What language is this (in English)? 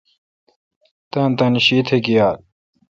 Kalkoti